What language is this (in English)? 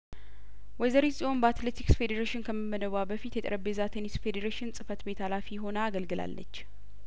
Amharic